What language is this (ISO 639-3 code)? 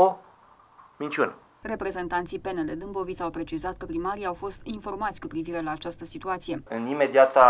ron